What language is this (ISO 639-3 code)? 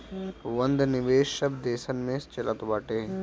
bho